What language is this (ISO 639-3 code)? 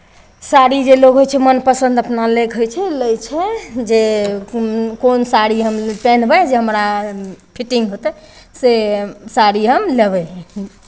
mai